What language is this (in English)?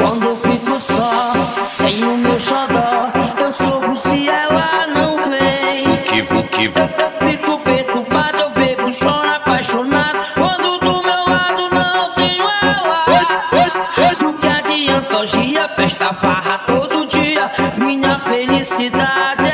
Romanian